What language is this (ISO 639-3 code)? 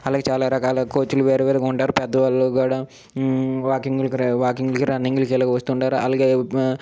tel